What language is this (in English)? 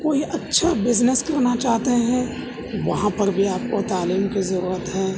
Urdu